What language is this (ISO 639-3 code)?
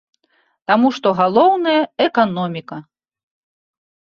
bel